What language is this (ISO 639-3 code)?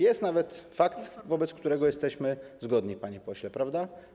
pol